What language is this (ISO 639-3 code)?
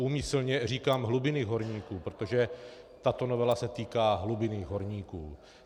ces